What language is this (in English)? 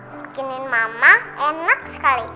Indonesian